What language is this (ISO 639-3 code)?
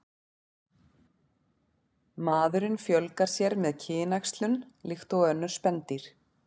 isl